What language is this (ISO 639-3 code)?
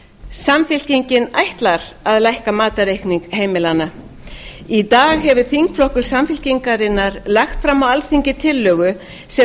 isl